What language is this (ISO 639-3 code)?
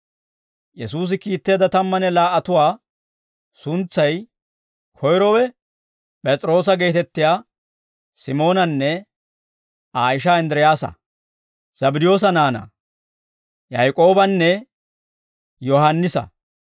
dwr